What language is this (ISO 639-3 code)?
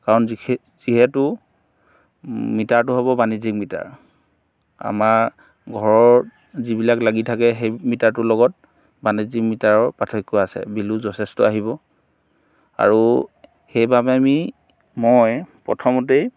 asm